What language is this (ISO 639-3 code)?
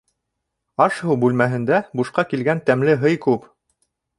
bak